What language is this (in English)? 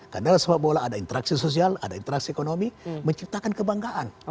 Indonesian